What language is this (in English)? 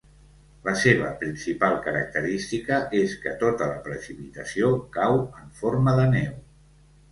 Catalan